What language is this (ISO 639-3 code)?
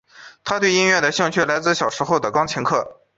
zho